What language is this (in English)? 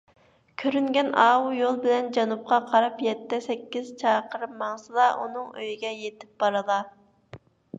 Uyghur